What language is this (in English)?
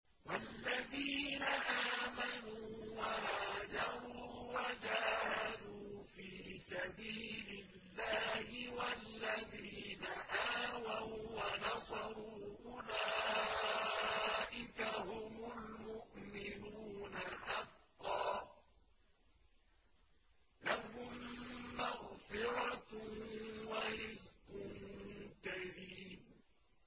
Arabic